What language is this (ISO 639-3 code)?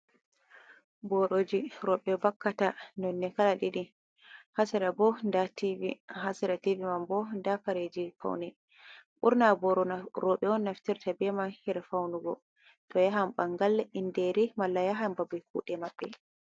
ful